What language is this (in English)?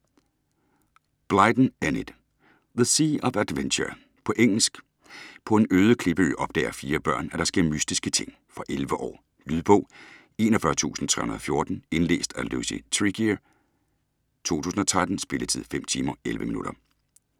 Danish